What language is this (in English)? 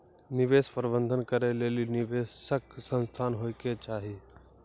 Maithili